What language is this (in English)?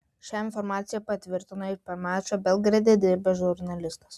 Lithuanian